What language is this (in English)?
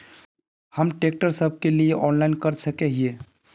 Magahi